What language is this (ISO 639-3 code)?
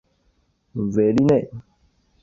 zho